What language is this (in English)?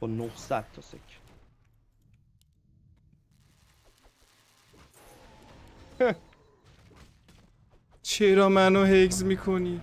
Persian